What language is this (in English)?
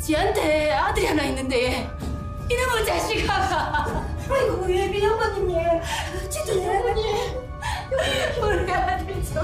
Korean